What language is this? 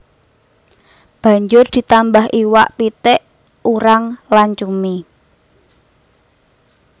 Javanese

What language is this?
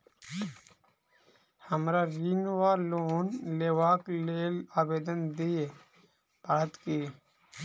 Maithili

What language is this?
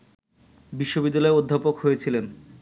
Bangla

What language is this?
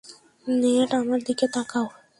Bangla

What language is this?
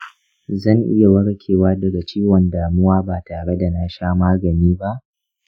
Hausa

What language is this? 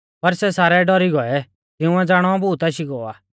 Mahasu Pahari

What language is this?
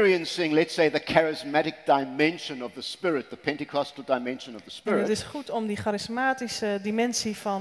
Dutch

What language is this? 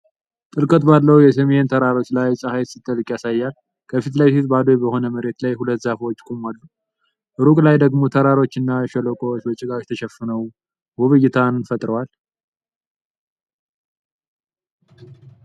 Amharic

